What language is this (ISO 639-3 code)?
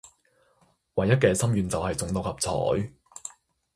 yue